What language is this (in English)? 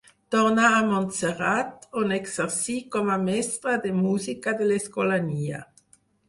Catalan